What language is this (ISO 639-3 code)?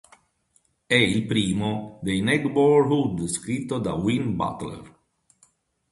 ita